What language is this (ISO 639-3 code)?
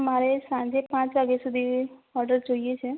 guj